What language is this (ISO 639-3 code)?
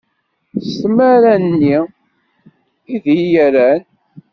kab